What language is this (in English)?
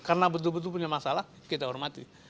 Indonesian